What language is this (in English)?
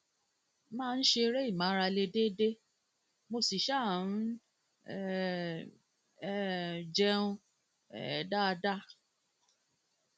Yoruba